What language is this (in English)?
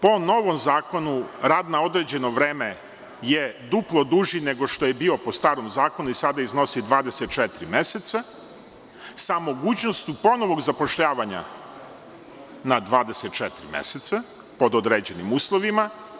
Serbian